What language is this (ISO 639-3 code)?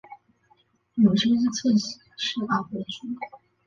zho